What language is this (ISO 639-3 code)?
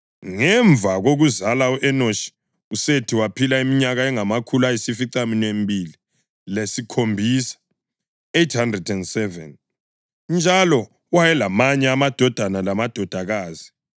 nde